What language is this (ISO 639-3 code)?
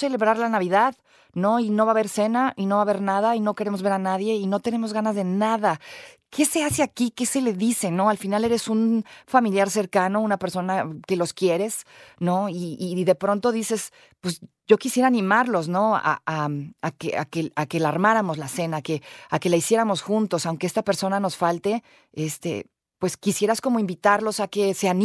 spa